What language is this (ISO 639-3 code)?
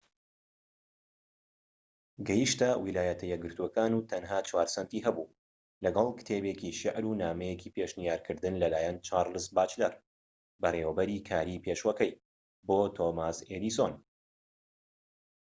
ckb